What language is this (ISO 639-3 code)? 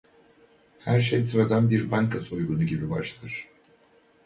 tur